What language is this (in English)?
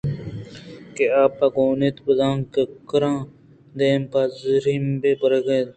Eastern Balochi